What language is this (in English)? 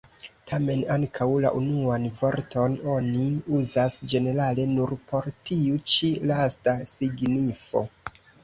Esperanto